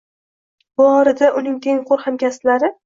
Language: Uzbek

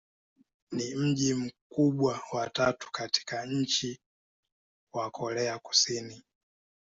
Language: Swahili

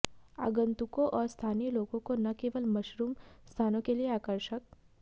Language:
Hindi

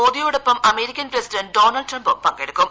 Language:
Malayalam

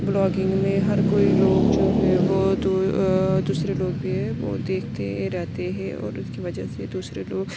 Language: Urdu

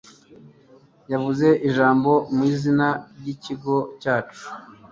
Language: Kinyarwanda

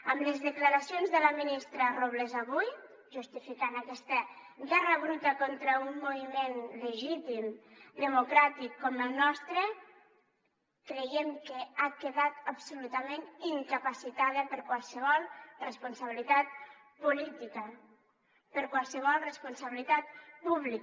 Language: Catalan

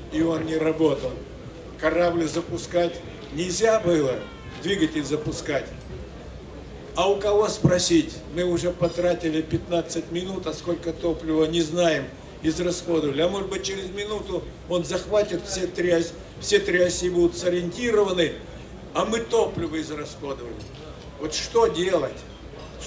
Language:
Russian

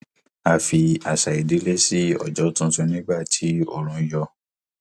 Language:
Yoruba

